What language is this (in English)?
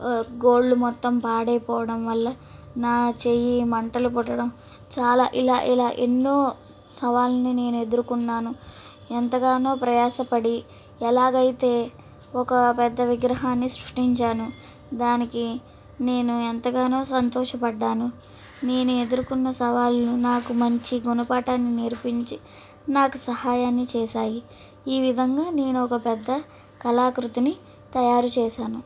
Telugu